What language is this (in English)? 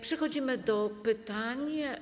Polish